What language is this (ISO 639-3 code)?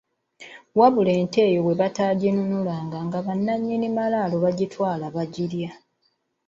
lug